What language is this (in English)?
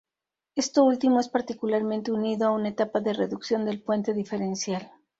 Spanish